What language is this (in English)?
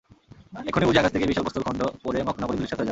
Bangla